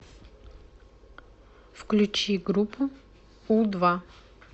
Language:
Russian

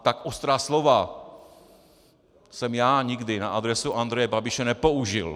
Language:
Czech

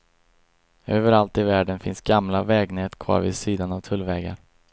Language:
Swedish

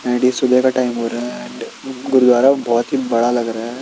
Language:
Hindi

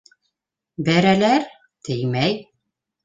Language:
Bashkir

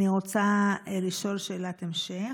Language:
Hebrew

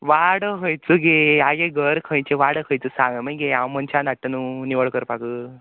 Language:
Konkani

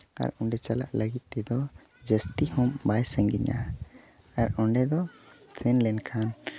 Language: Santali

